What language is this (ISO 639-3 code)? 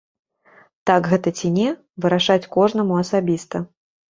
bel